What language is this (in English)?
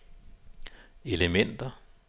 Danish